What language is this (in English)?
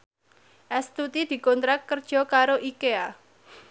Javanese